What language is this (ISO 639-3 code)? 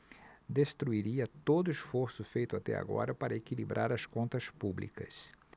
por